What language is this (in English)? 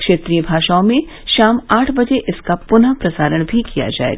Hindi